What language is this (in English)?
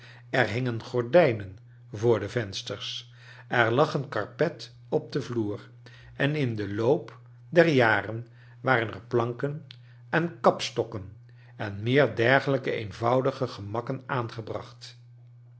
Dutch